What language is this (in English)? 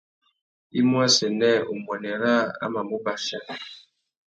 Tuki